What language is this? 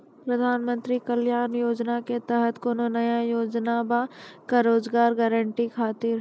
Maithili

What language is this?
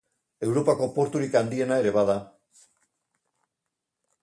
Basque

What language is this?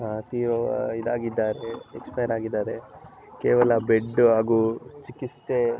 Kannada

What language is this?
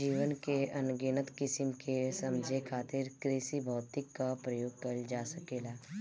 Bhojpuri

